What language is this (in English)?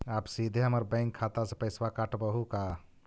Magahi